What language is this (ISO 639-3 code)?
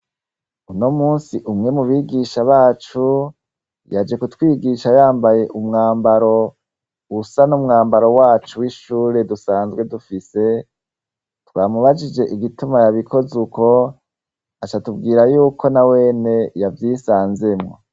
run